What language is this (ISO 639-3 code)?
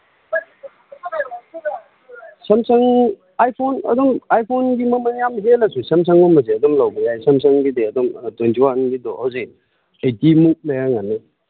mni